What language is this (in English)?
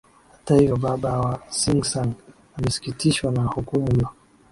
Swahili